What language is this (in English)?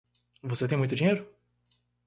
Portuguese